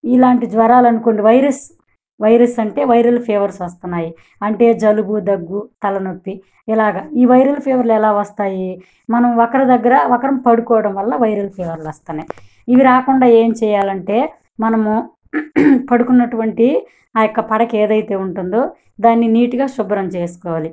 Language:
Telugu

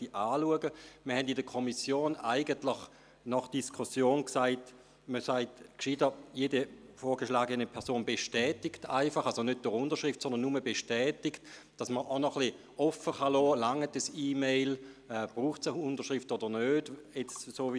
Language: Swiss German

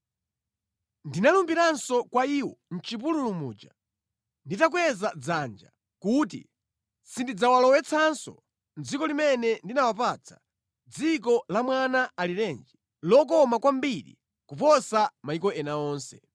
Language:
Nyanja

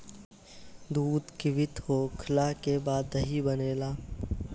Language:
Bhojpuri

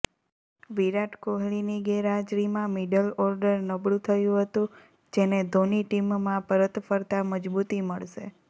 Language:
Gujarati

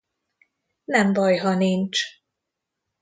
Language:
Hungarian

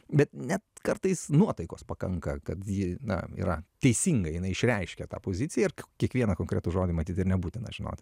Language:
Lithuanian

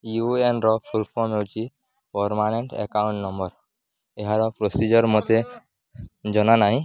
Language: Odia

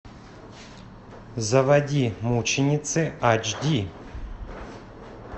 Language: Russian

